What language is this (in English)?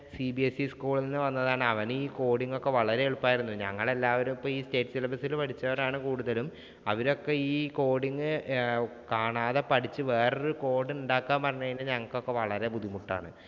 Malayalam